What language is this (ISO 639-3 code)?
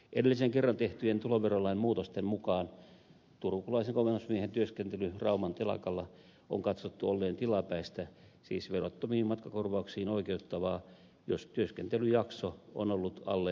fin